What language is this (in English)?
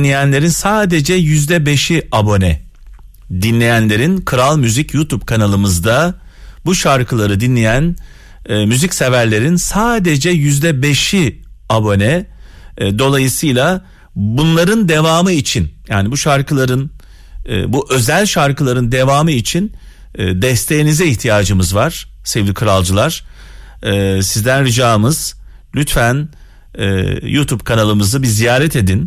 Turkish